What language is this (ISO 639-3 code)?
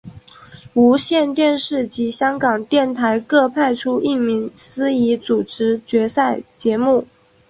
zho